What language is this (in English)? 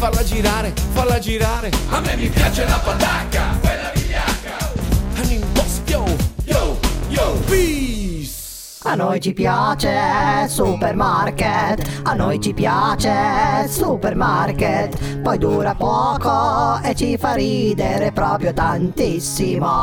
Italian